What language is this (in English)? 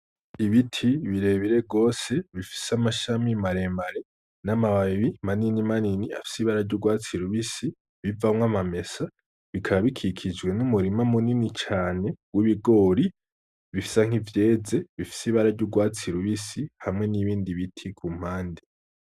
Rundi